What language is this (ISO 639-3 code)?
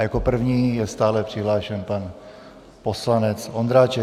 ces